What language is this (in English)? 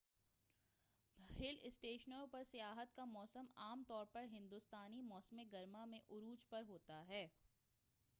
Urdu